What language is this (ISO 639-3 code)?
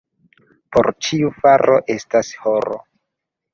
epo